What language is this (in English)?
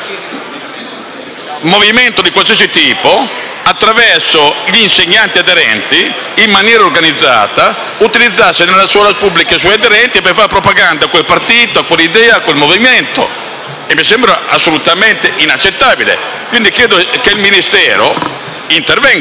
Italian